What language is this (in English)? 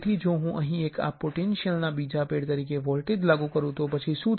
Gujarati